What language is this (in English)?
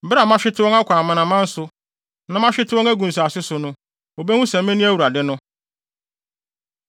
Akan